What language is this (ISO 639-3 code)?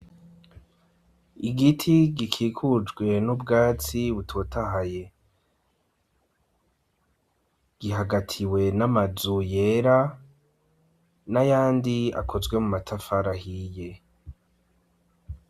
run